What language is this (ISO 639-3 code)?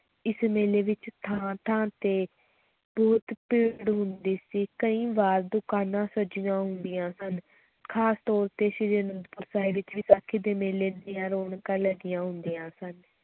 pan